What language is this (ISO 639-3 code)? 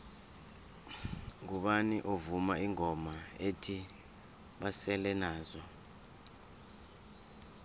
nbl